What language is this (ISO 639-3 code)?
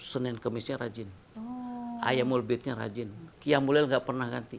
ind